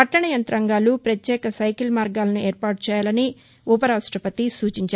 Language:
Telugu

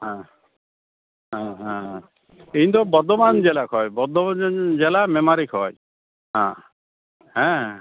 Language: Santali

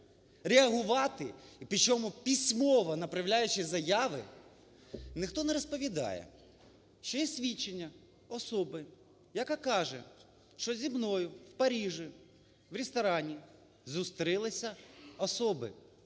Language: Ukrainian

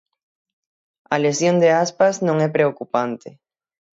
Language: Galician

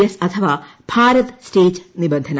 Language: Malayalam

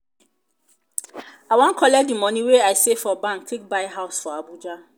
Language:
Nigerian Pidgin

